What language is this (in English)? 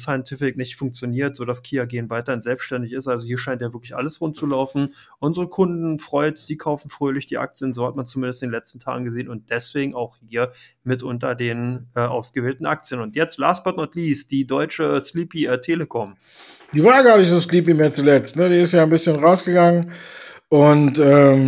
German